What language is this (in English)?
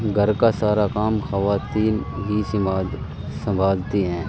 Urdu